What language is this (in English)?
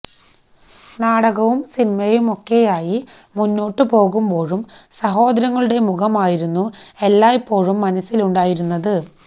Malayalam